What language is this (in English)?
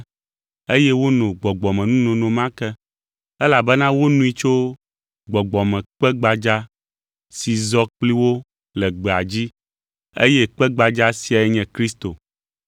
Ewe